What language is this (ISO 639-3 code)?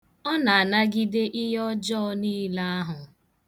ibo